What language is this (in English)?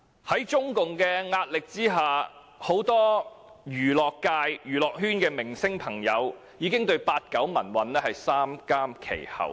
Cantonese